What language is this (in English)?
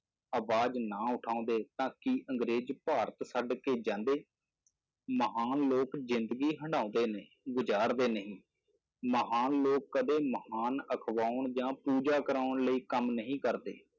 Punjabi